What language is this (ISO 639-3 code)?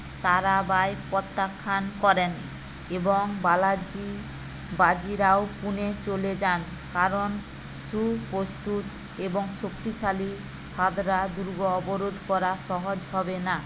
ben